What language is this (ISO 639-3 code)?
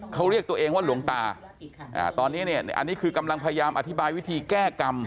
tha